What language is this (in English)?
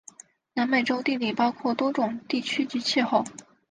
Chinese